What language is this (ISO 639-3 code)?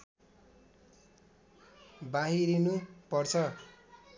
nep